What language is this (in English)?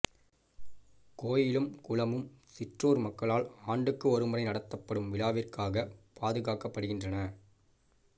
Tamil